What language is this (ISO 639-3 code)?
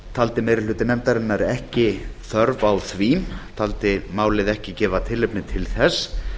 isl